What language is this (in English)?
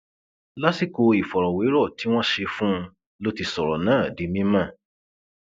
Yoruba